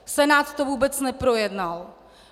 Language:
Czech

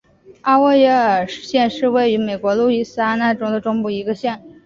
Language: Chinese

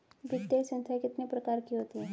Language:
Hindi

